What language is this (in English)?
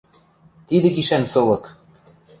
Western Mari